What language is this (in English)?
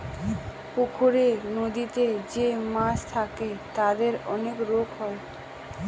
Bangla